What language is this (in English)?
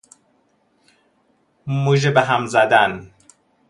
Persian